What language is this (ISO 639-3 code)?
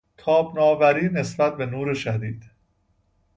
fas